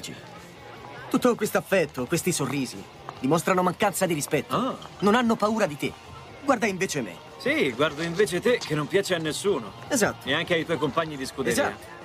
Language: Italian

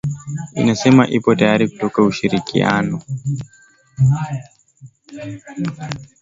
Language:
Swahili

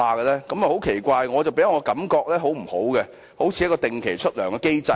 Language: Cantonese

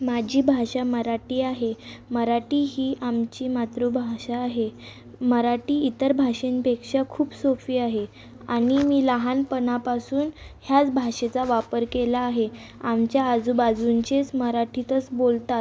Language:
Marathi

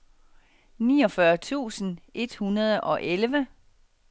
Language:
Danish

